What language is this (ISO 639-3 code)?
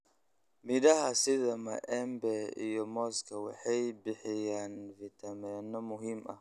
som